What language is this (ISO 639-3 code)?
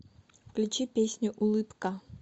rus